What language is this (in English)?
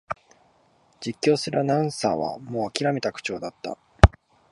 Japanese